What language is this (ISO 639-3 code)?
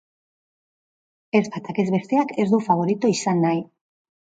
eus